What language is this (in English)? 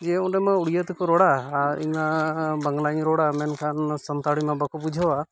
Santali